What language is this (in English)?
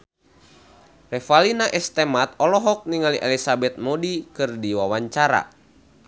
Sundanese